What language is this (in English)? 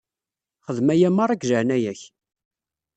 Kabyle